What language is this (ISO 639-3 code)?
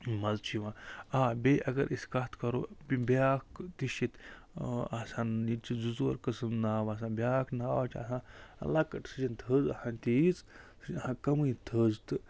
kas